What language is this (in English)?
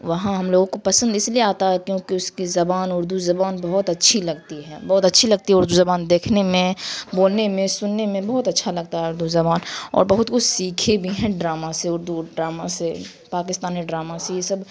Urdu